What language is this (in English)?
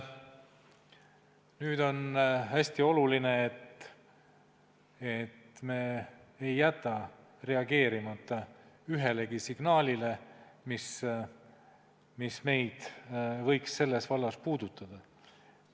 Estonian